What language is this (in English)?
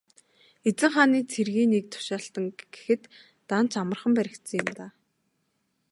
Mongolian